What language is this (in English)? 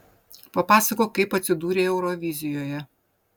Lithuanian